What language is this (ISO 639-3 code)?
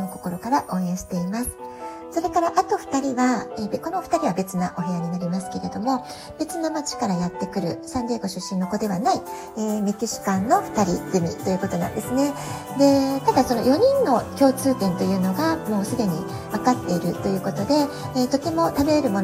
jpn